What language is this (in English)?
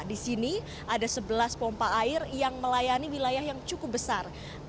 Indonesian